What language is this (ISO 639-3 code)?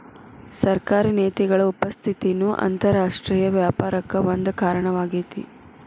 kan